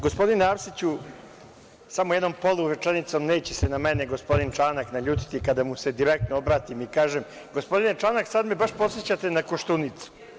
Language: Serbian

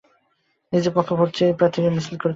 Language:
Bangla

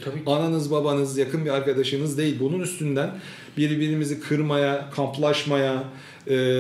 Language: Turkish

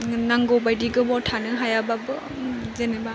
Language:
Bodo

